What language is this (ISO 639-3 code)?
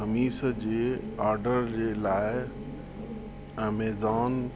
snd